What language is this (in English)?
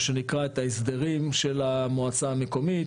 Hebrew